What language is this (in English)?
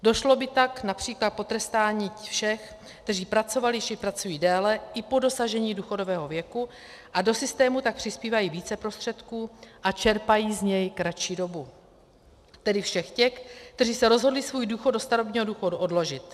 Czech